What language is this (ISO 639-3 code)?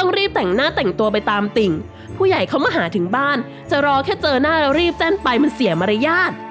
tha